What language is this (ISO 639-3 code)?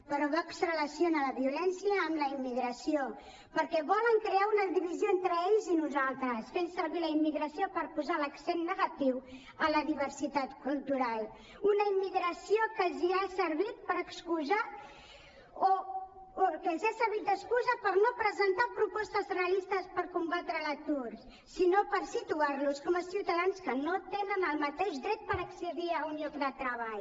cat